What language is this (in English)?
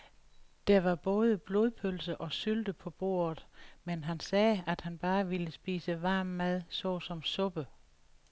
Danish